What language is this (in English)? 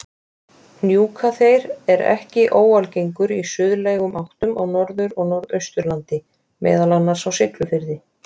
Icelandic